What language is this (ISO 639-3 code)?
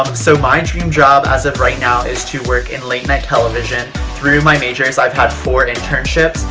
eng